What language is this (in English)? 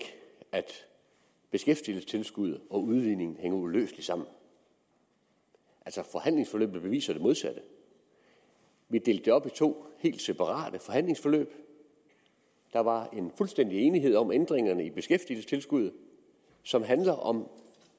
Danish